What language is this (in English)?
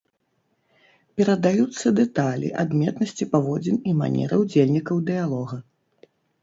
Belarusian